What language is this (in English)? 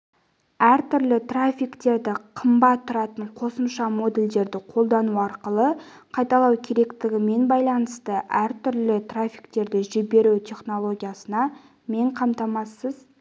Kazakh